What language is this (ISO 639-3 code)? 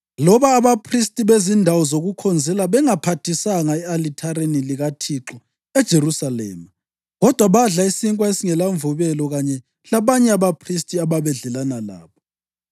nde